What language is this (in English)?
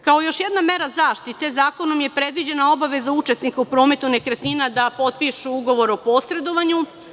Serbian